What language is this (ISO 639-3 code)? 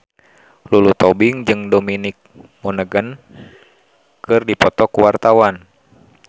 sun